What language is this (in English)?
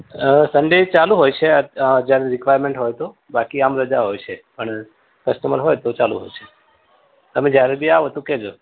Gujarati